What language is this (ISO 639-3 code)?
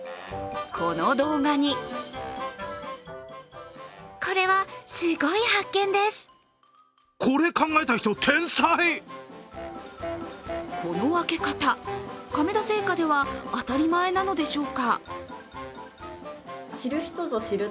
jpn